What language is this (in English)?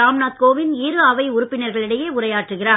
Tamil